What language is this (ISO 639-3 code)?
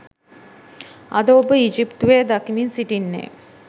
sin